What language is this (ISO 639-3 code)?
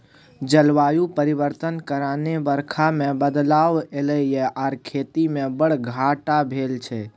mai